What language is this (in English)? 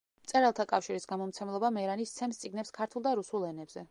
Georgian